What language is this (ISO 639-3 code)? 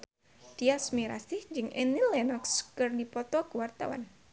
sun